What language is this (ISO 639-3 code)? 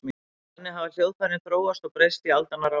isl